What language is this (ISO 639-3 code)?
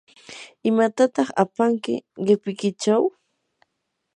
qur